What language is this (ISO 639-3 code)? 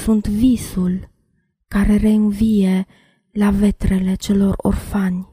ron